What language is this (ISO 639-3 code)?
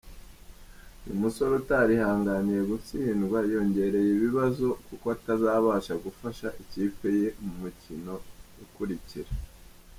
kin